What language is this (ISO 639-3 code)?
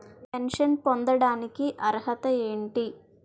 tel